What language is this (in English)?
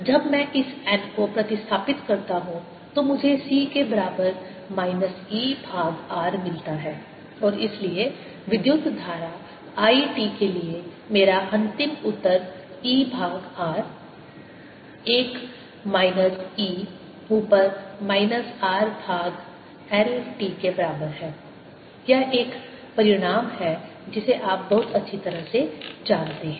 Hindi